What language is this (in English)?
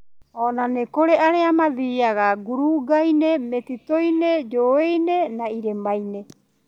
Kikuyu